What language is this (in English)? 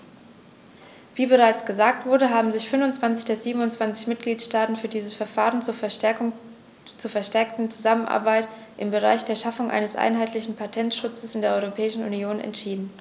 German